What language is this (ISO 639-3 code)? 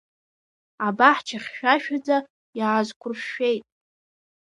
abk